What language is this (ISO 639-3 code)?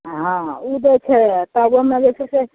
mai